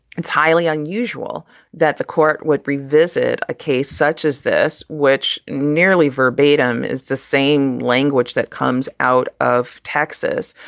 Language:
English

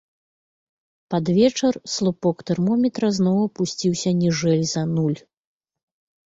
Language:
Belarusian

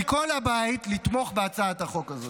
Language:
Hebrew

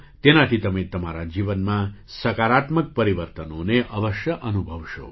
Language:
Gujarati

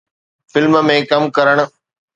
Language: Sindhi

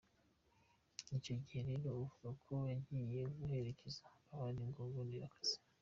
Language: Kinyarwanda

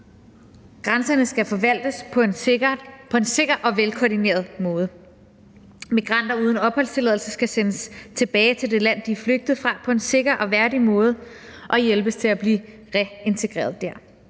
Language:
Danish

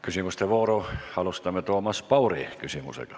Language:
Estonian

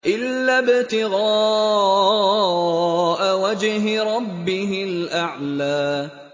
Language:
Arabic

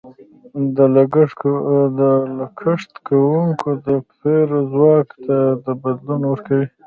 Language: Pashto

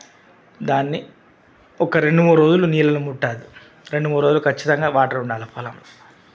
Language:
Telugu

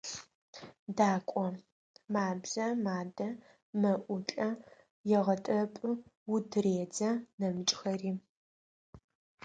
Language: Adyghe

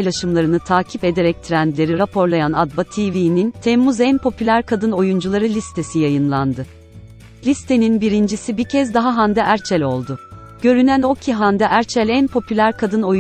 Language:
Turkish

